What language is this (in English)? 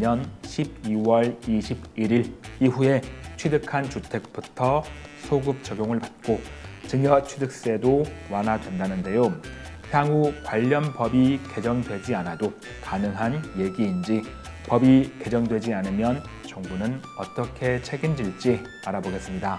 Korean